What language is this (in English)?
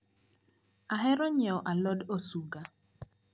Luo (Kenya and Tanzania)